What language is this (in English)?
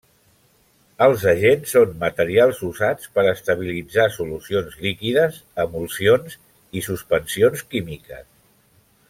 Catalan